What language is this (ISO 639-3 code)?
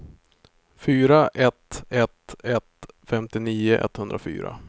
swe